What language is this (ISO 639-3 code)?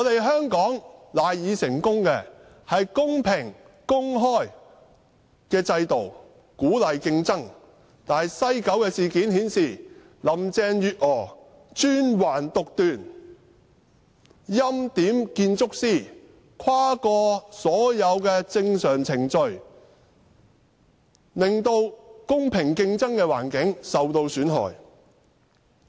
yue